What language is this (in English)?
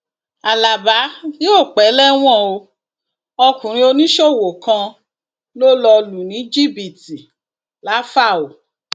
Yoruba